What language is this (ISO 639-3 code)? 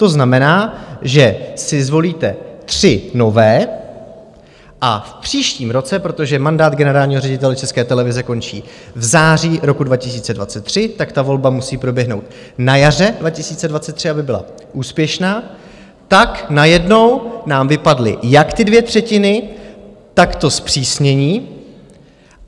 ces